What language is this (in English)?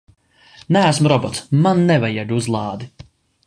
Latvian